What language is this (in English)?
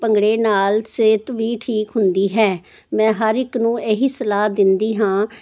Punjabi